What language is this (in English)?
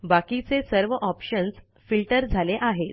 Marathi